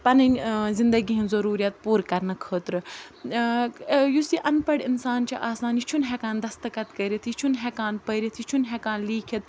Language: Kashmiri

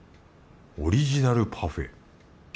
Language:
Japanese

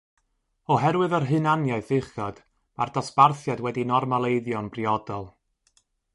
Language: Welsh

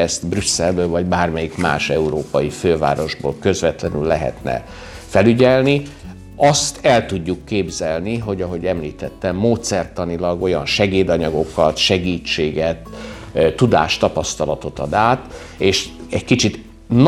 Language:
Hungarian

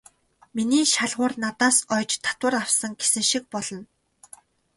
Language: Mongolian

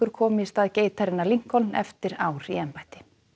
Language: Icelandic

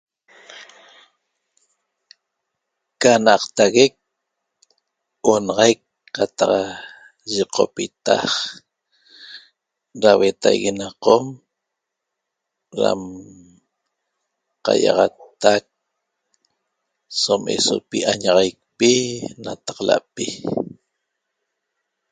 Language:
Toba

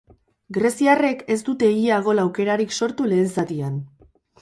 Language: Basque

